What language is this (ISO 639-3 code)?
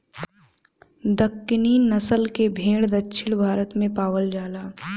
bho